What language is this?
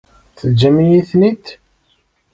Kabyle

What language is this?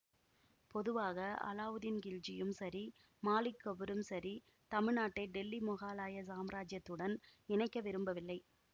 Tamil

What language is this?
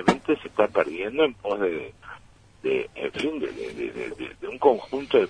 Spanish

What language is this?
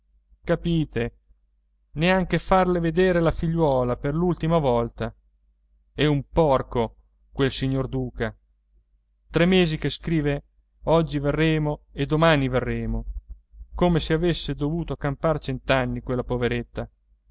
Italian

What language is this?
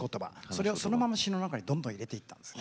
Japanese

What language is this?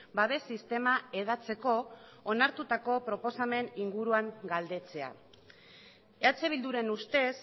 Basque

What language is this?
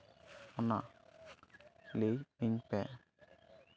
Santali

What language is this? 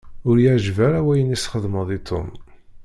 Kabyle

